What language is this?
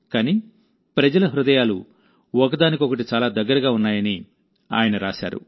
Telugu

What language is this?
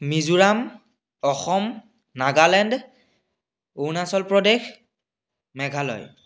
Assamese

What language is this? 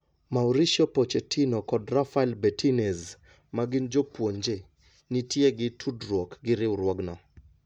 Luo (Kenya and Tanzania)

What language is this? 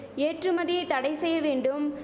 Tamil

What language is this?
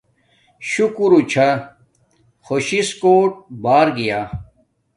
Domaaki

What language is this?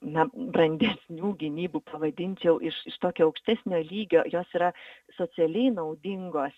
Lithuanian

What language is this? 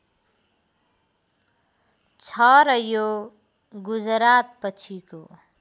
Nepali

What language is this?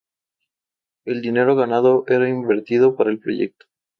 Spanish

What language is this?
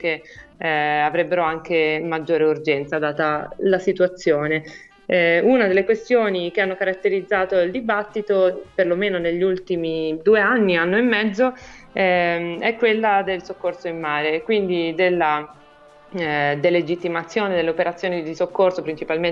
Italian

